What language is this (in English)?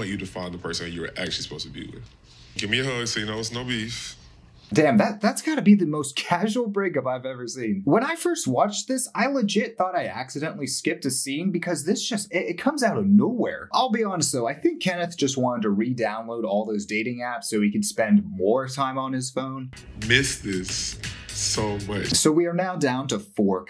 English